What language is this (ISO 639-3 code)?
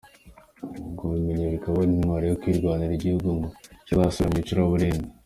kin